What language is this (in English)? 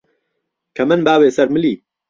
Central Kurdish